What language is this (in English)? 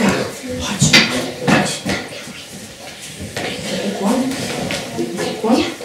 Polish